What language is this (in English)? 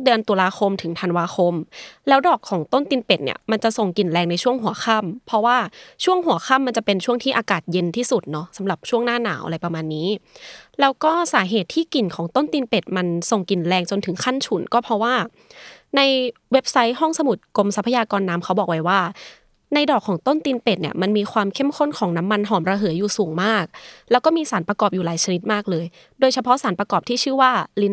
Thai